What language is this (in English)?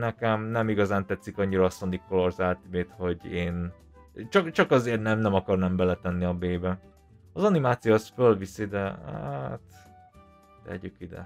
Hungarian